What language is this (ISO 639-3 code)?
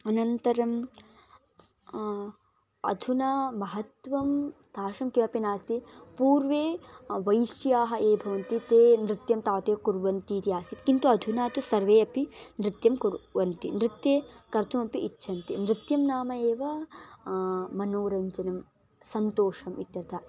san